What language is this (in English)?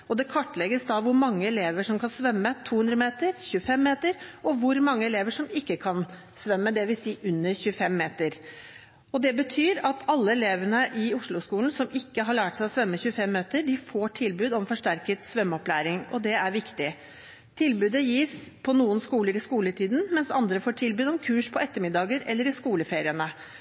Norwegian Bokmål